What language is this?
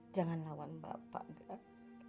Indonesian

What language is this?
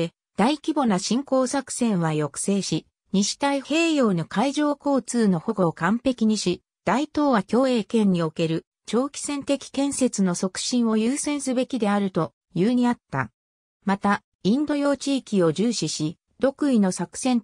Japanese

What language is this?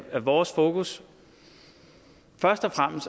Danish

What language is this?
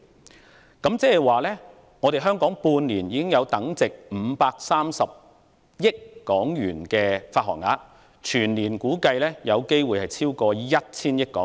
Cantonese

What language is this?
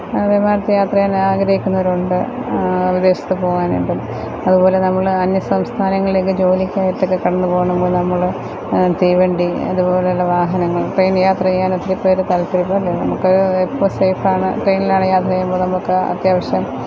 Malayalam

